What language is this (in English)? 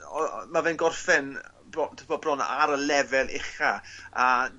Welsh